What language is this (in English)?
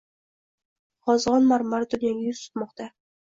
Uzbek